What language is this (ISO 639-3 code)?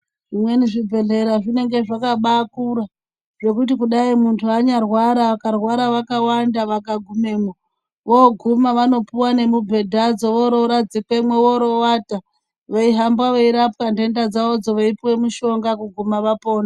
ndc